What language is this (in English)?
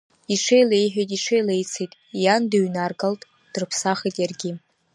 Abkhazian